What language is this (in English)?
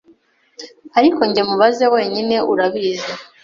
Kinyarwanda